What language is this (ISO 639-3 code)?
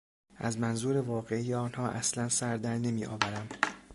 fas